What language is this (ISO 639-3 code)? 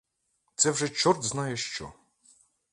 ukr